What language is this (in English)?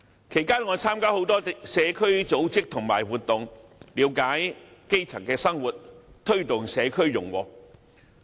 Cantonese